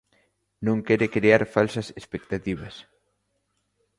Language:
Galician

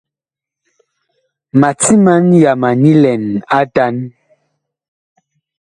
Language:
Bakoko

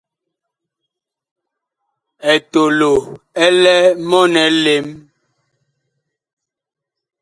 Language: Bakoko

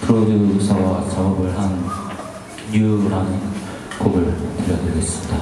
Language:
Korean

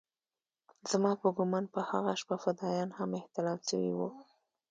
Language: Pashto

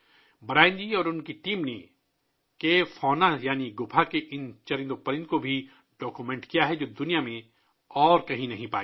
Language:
Urdu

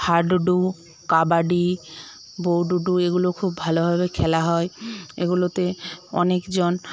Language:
Bangla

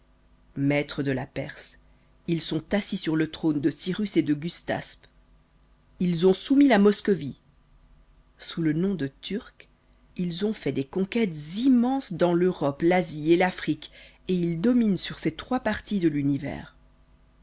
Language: French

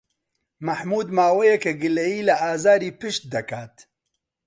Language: Central Kurdish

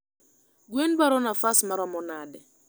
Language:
Luo (Kenya and Tanzania)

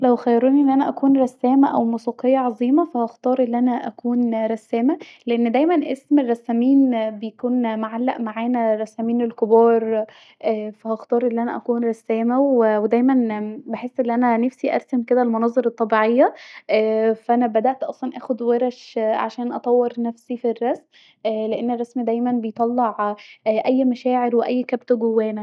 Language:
Egyptian Arabic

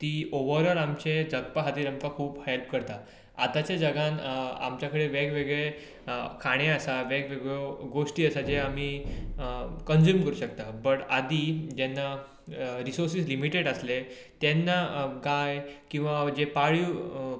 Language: Konkani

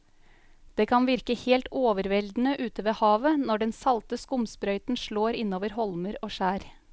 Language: Norwegian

